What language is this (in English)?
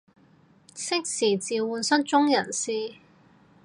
Cantonese